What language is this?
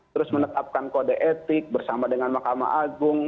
Indonesian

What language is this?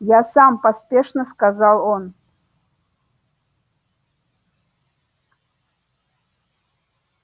Russian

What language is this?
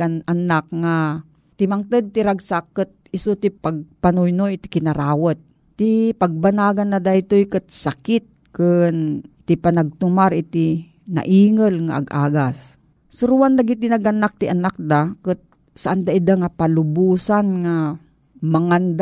Filipino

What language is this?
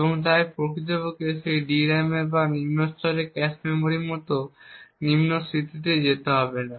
Bangla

